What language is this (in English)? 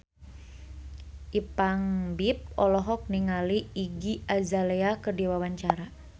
Sundanese